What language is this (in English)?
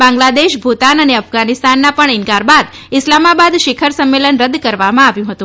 Gujarati